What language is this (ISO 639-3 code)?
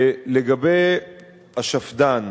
heb